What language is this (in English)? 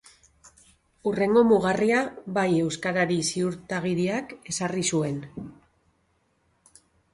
Basque